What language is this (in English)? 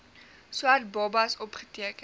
Afrikaans